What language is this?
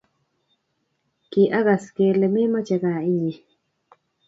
Kalenjin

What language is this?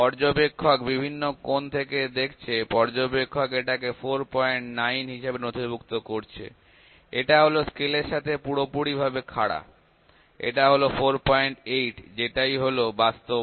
Bangla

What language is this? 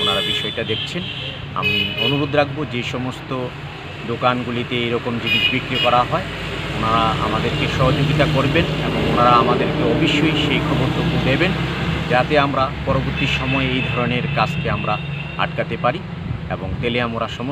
Indonesian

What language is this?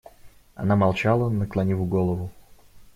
Russian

